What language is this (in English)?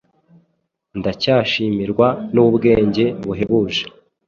Kinyarwanda